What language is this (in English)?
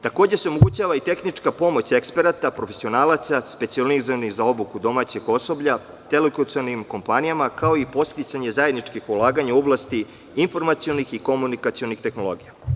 Serbian